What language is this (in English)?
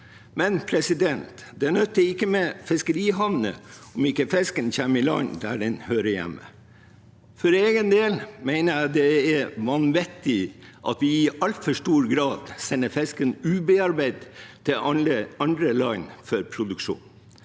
Norwegian